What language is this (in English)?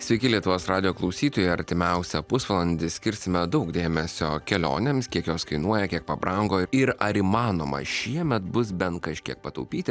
Lithuanian